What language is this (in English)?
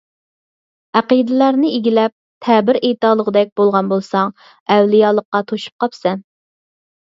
Uyghur